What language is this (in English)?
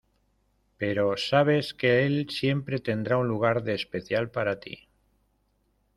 Spanish